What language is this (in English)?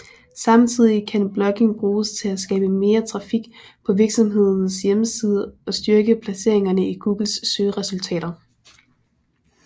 Danish